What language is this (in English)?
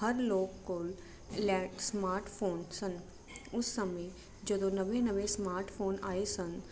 Punjabi